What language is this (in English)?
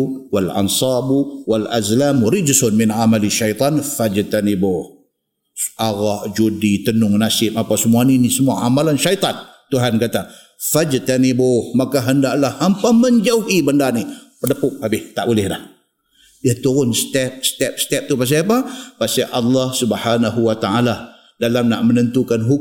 Malay